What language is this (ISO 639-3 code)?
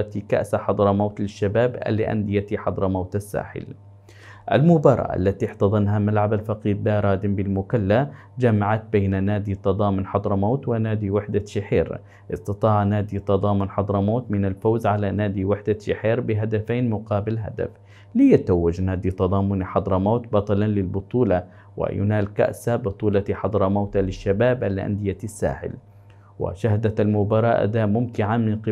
ara